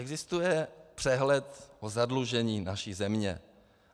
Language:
Czech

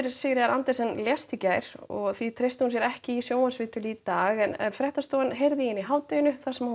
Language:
Icelandic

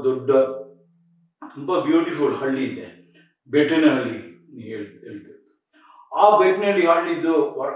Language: English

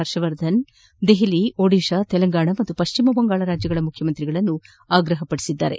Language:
Kannada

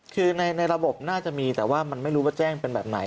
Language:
Thai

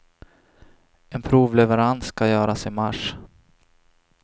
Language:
Swedish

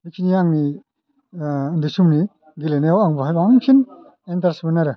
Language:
Bodo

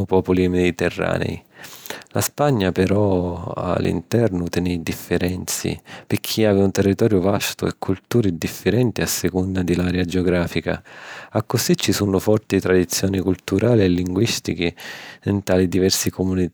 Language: Sicilian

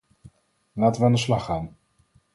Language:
Dutch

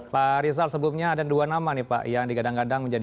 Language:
Indonesian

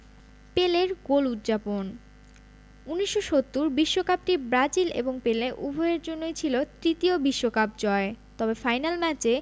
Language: Bangla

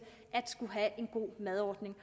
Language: Danish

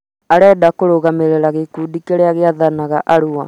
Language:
Kikuyu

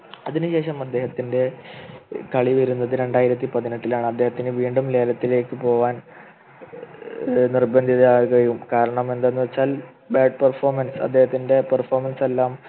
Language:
Malayalam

